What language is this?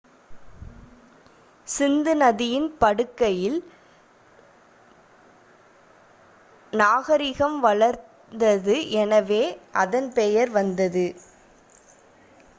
Tamil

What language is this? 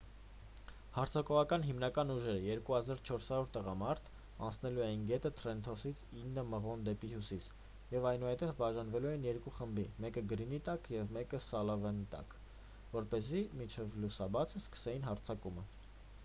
Armenian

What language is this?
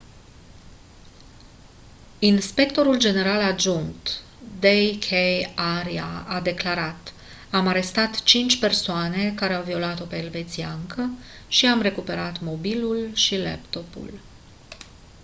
Romanian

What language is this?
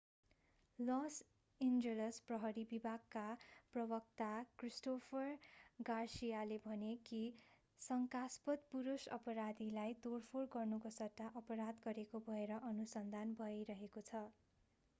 Nepali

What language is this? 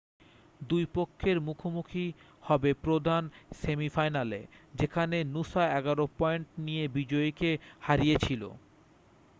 Bangla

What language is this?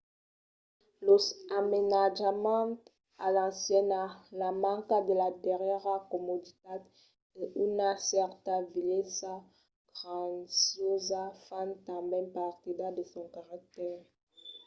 Occitan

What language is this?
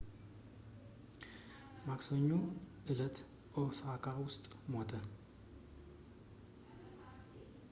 Amharic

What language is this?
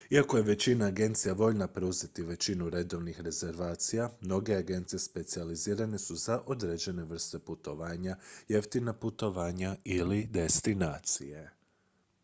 Croatian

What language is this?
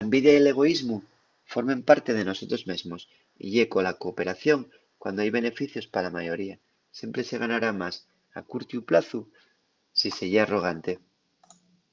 Asturian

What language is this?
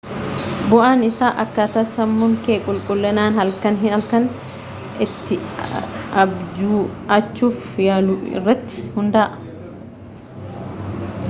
Oromo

